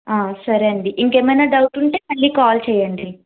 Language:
Telugu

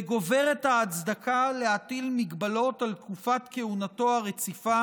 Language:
Hebrew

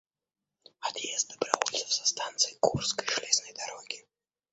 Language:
Russian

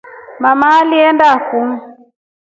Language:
Rombo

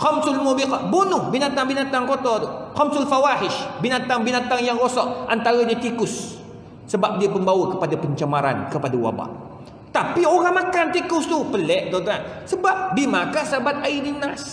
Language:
Malay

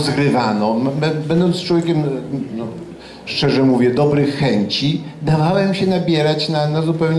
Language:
Polish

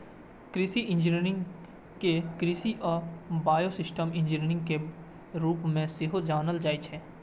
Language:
Maithili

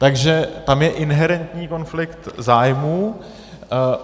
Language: Czech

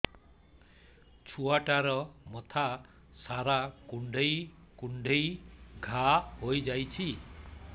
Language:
Odia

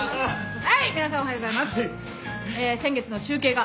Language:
Japanese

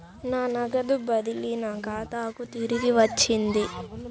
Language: Telugu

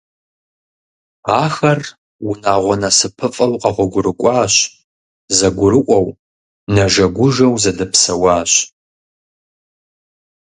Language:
Kabardian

